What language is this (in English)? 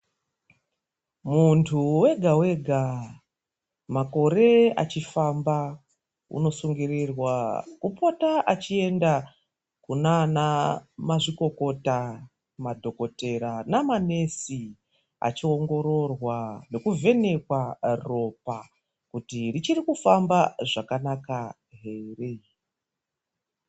Ndau